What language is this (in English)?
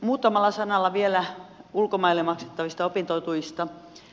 Finnish